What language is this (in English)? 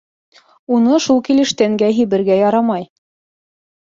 Bashkir